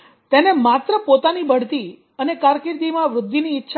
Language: Gujarati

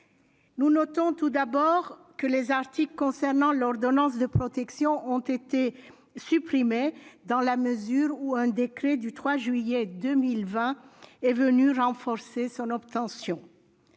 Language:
French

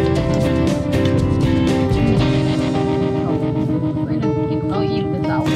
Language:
Thai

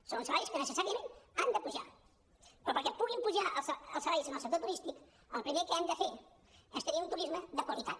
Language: Catalan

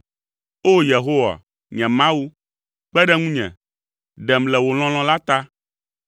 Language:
Ewe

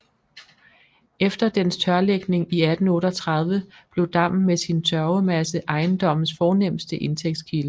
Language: Danish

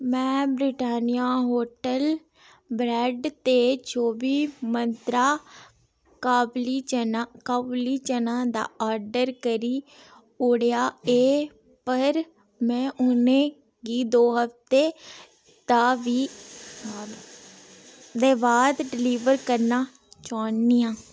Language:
Dogri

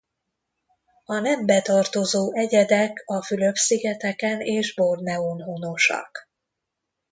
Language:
Hungarian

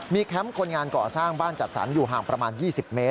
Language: Thai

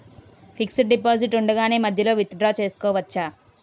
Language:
Telugu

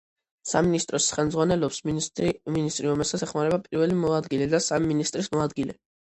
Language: Georgian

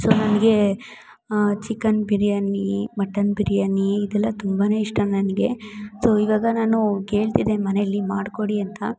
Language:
Kannada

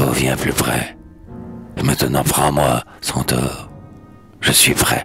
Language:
French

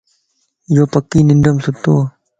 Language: Lasi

